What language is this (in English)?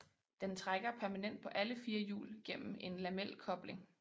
Danish